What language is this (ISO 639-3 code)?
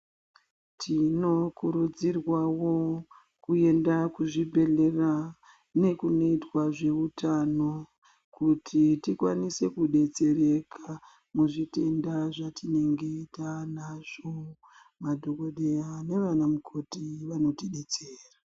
ndc